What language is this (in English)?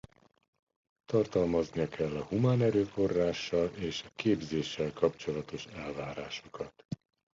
Hungarian